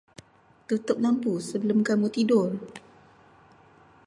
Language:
Malay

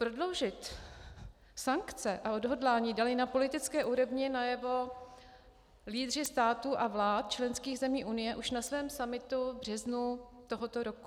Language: Czech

